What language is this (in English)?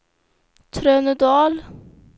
Swedish